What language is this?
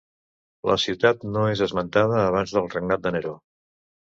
Catalan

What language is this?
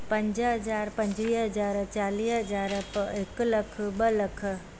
Sindhi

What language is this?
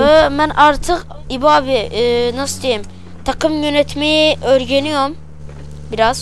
Turkish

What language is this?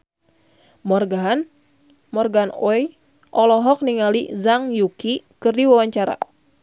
Sundanese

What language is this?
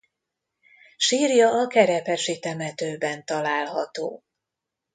Hungarian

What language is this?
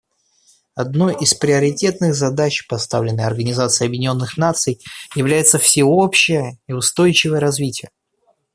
Russian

